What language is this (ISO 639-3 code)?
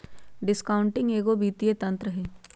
mag